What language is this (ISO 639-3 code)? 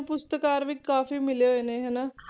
pan